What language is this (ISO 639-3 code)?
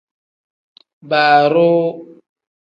kdh